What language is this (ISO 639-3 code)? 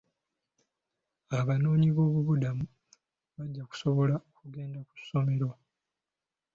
lug